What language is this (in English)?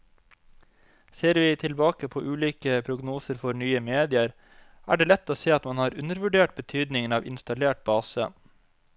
Norwegian